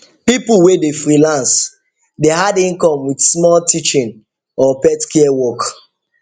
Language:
Nigerian Pidgin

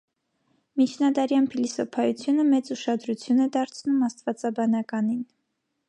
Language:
Armenian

